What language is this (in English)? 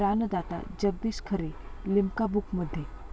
Marathi